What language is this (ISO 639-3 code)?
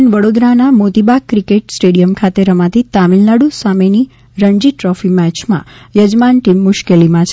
guj